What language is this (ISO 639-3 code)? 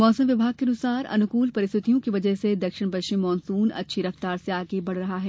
hin